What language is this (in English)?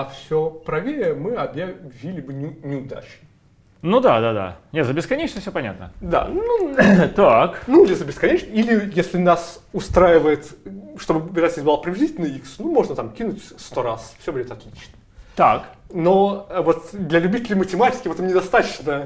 Russian